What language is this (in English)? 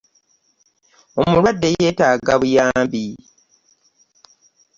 Ganda